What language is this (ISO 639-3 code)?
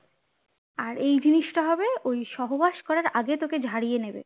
ben